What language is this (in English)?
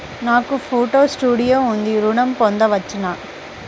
Telugu